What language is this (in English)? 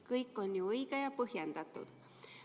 Estonian